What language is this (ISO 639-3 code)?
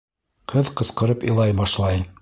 bak